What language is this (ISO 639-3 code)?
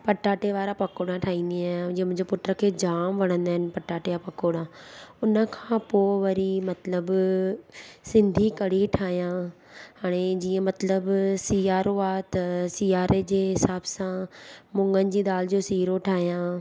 snd